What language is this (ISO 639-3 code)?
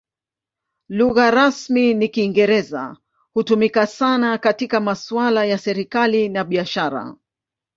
swa